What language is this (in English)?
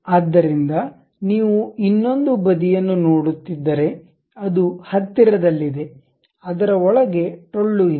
Kannada